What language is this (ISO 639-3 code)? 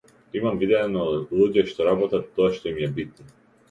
mkd